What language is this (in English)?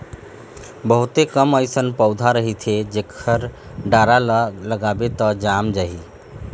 Chhattisgarhi